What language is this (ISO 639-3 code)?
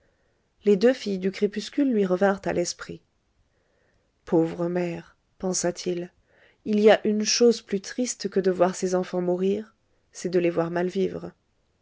fra